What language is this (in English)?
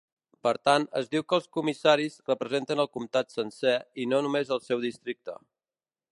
Catalan